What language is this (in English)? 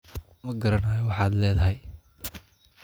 Somali